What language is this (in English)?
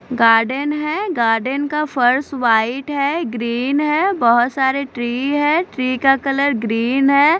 Hindi